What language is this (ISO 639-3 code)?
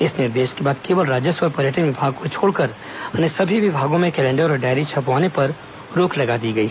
hin